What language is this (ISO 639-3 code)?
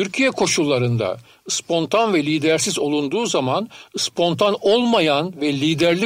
tur